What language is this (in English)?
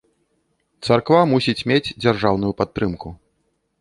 Belarusian